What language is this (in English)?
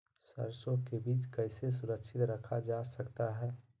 Magahi